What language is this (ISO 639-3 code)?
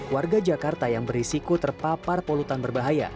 ind